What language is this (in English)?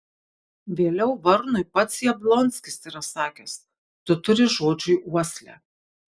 Lithuanian